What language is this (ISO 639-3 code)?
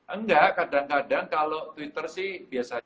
ind